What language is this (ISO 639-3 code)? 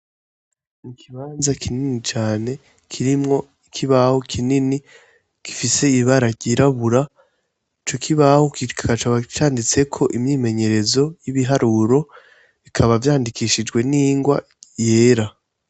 run